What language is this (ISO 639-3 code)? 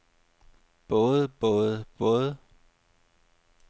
dan